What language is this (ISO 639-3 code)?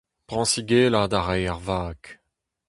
bre